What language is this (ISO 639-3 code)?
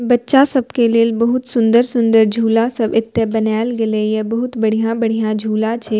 mai